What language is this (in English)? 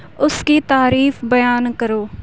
Urdu